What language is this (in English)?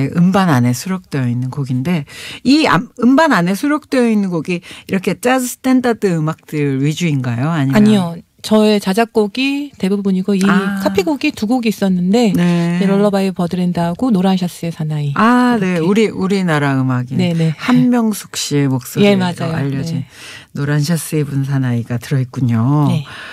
Korean